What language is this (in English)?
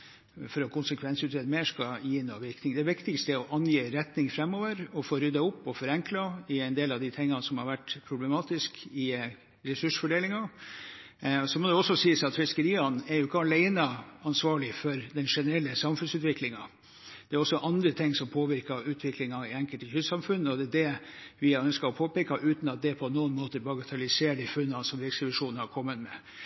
Norwegian Bokmål